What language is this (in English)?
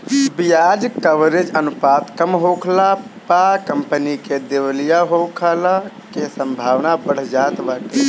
Bhojpuri